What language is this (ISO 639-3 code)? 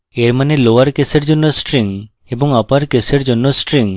ben